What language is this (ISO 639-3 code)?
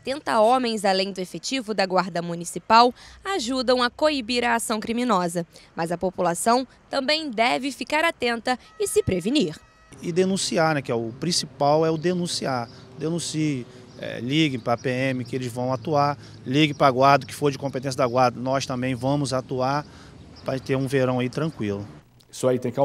por